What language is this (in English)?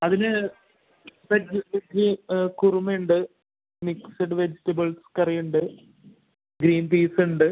Malayalam